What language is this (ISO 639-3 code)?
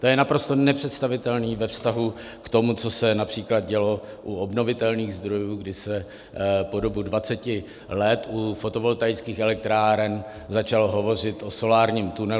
ces